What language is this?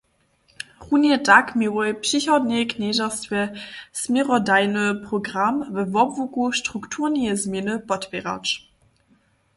Upper Sorbian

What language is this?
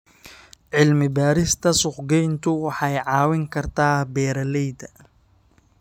Somali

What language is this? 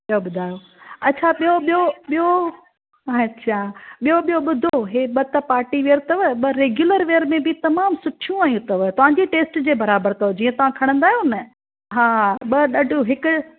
Sindhi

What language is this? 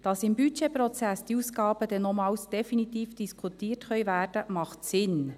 Swiss German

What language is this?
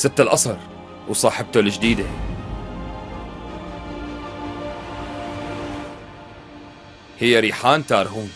Arabic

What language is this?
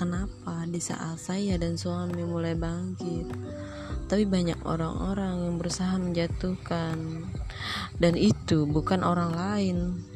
Indonesian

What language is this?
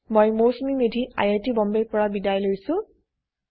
Assamese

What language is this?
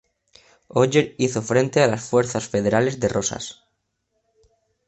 Spanish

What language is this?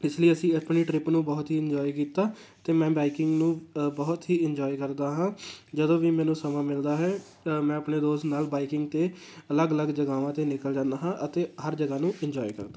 Punjabi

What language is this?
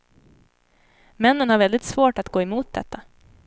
Swedish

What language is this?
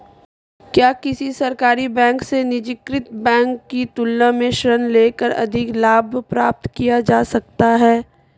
Hindi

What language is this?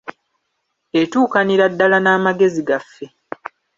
Ganda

